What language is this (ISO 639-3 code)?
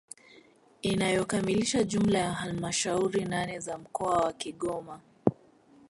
swa